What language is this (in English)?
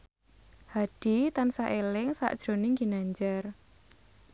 Javanese